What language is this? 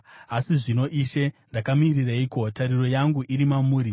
Shona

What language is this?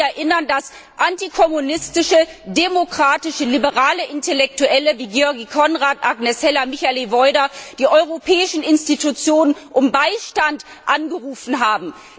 German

